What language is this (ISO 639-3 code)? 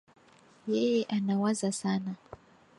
swa